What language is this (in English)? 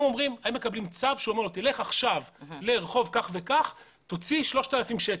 Hebrew